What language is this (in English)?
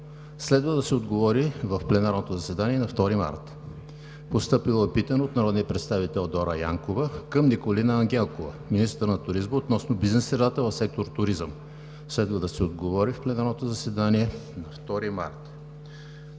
Bulgarian